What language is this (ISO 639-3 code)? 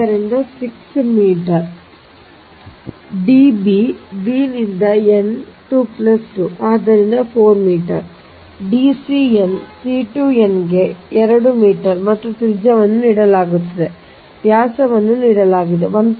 kan